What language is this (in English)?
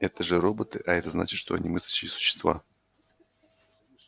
Russian